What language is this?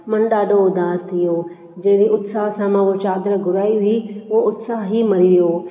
Sindhi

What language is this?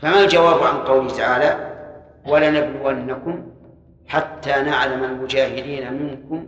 Arabic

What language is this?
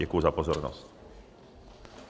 Czech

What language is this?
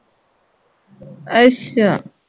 Punjabi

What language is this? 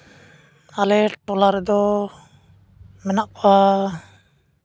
Santali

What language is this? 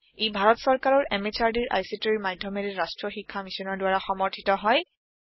Assamese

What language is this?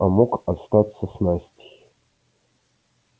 Russian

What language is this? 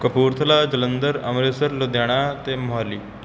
Punjabi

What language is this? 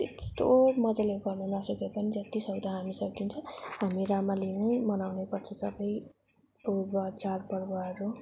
Nepali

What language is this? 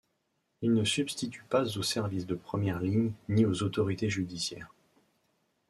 French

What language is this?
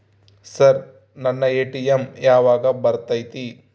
Kannada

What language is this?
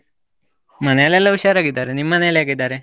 Kannada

